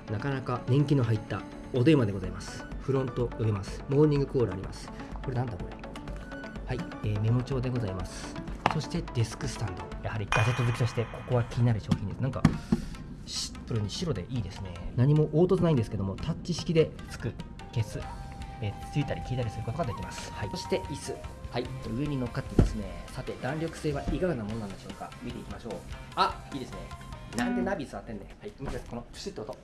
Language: Japanese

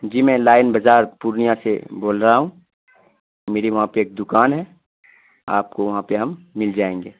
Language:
Urdu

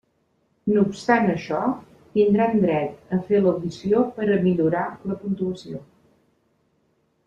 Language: Catalan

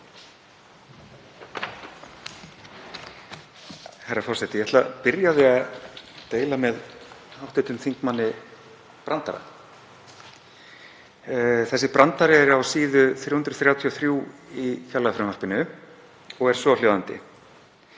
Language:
Icelandic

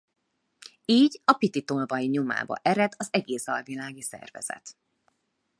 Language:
Hungarian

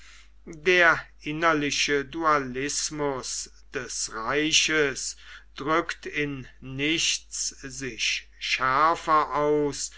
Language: German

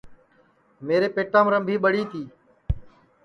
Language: Sansi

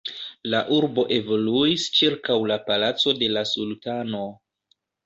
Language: Esperanto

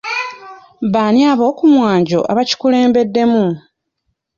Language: Ganda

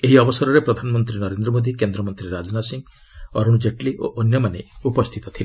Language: Odia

